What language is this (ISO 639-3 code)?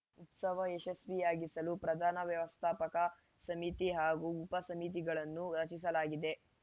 kan